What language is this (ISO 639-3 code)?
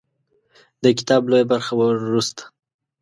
pus